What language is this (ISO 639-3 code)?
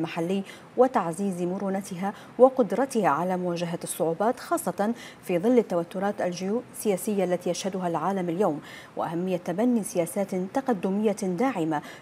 ara